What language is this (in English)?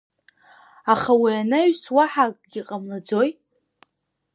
Abkhazian